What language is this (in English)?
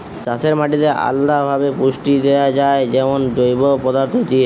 Bangla